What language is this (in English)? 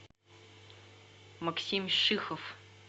Russian